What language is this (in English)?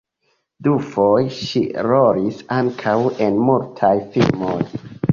Esperanto